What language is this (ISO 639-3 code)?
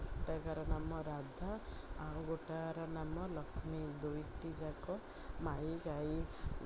ori